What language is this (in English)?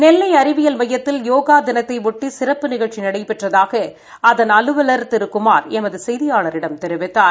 Tamil